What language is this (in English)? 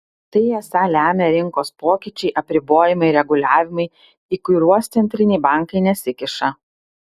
Lithuanian